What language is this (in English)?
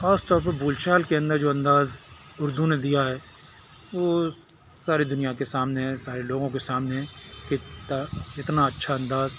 Urdu